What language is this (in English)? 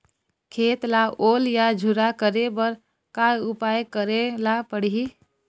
Chhattisgarhi